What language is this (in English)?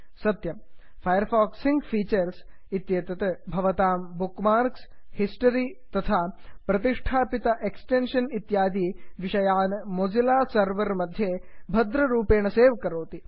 Sanskrit